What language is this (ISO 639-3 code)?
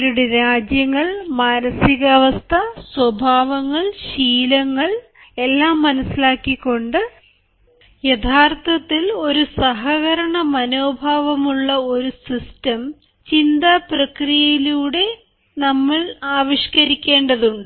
mal